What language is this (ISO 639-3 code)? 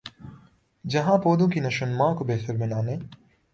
urd